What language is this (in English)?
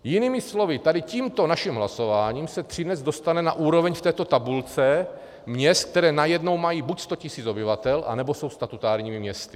Czech